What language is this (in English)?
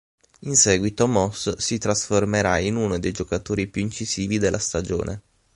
Italian